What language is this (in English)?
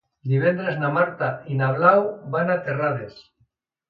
Catalan